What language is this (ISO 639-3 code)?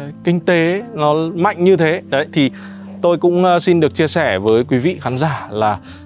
vie